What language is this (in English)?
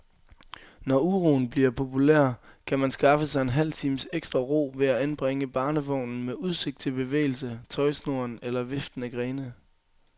Danish